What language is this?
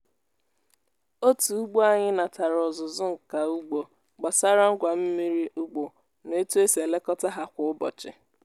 Igbo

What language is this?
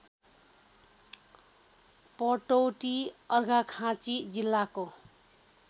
Nepali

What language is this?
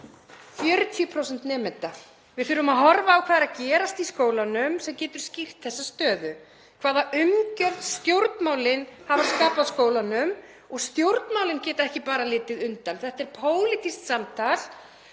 Icelandic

